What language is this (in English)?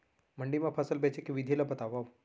Chhattisgarhi